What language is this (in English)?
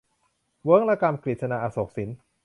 Thai